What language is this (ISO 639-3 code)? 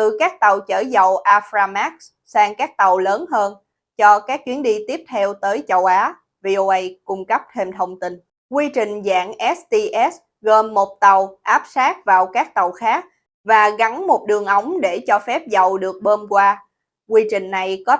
vie